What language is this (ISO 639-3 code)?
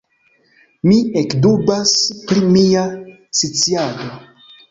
epo